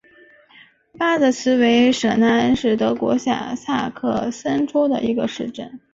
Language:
Chinese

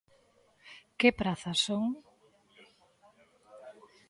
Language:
Galician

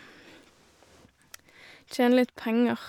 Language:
Norwegian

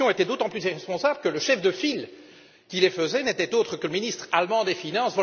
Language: French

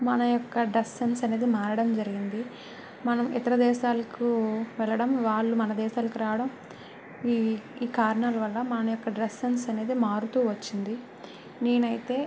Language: Telugu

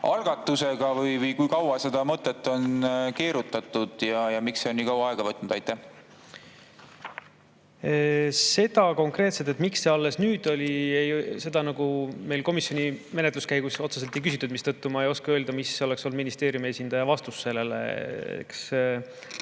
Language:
Estonian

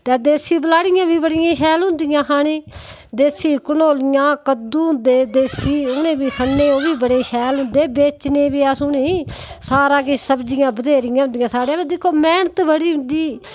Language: Dogri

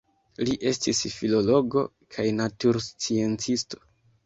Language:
Esperanto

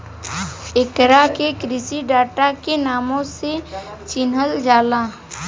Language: Bhojpuri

